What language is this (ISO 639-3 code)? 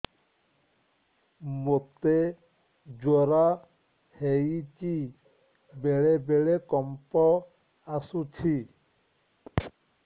ori